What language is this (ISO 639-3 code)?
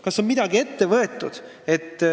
est